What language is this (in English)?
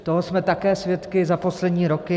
Czech